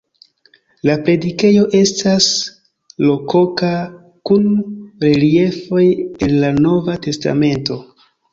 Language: Esperanto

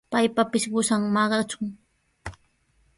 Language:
Sihuas Ancash Quechua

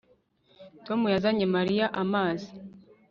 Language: Kinyarwanda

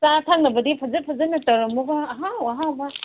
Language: Manipuri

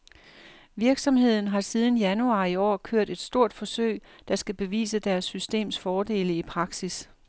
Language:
Danish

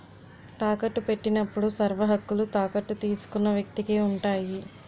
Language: Telugu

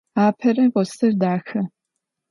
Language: Adyghe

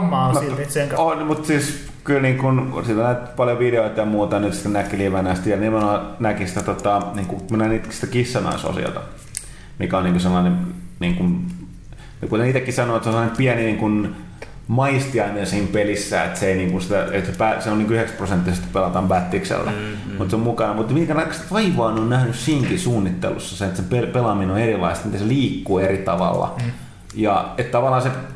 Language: Finnish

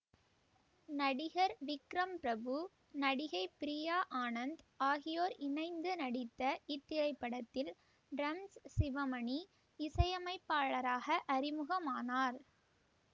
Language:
Tamil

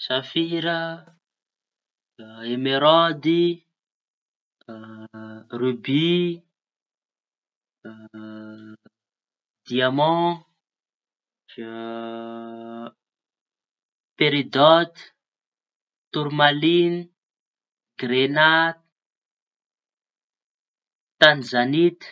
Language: Tanosy Malagasy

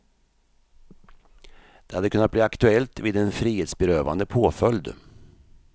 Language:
Swedish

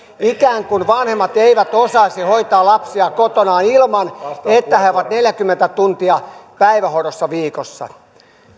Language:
Finnish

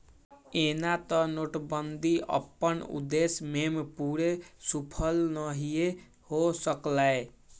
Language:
Magahi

